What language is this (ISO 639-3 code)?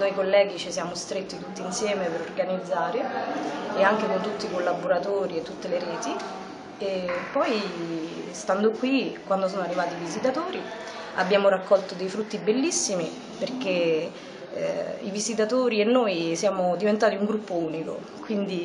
ita